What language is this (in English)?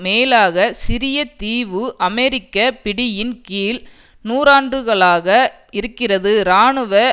Tamil